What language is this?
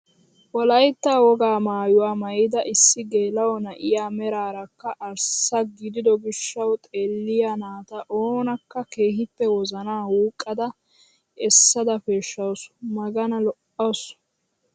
Wolaytta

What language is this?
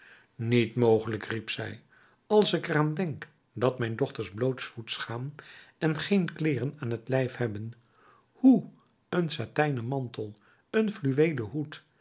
Dutch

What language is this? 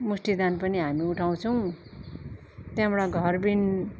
Nepali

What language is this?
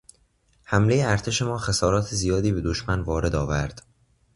Persian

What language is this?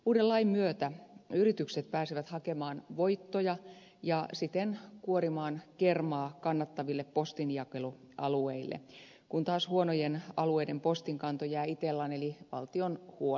Finnish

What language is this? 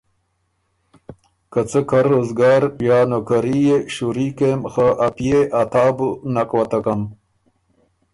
Ormuri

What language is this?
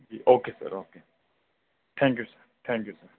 Urdu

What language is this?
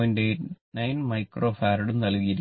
Malayalam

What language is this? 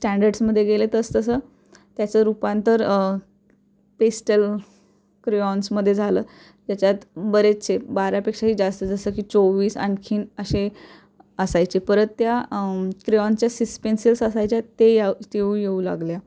Marathi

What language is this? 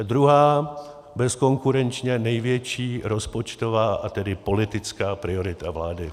Czech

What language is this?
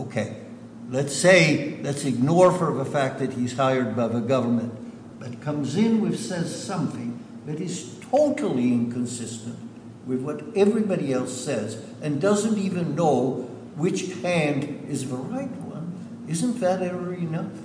English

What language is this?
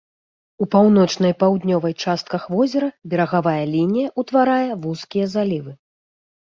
Belarusian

